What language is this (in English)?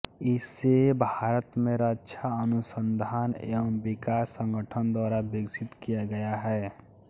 Hindi